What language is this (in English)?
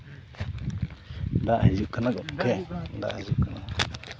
Santali